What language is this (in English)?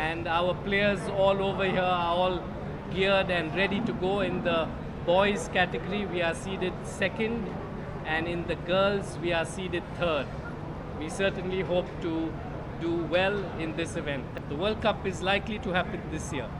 Tamil